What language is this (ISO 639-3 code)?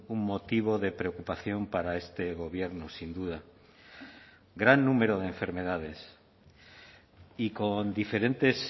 spa